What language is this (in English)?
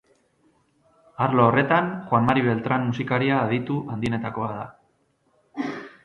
Basque